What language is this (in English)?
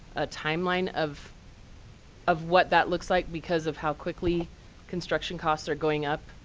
English